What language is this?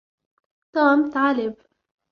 Arabic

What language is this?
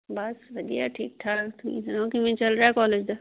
Punjabi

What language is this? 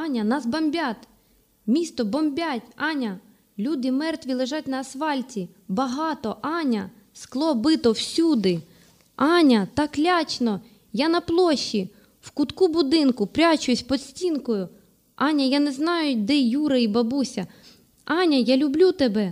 Ukrainian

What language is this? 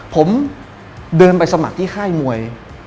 Thai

